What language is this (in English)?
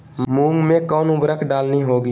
Magahi